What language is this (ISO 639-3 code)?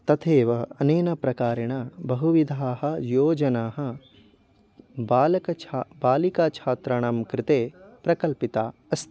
san